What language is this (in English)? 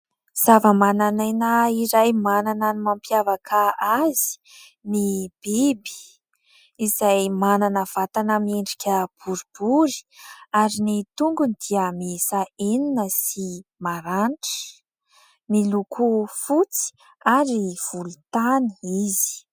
Malagasy